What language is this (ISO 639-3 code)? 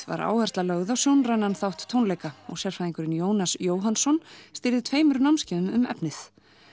isl